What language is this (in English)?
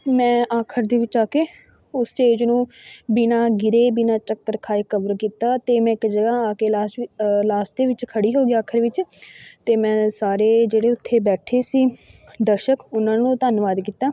Punjabi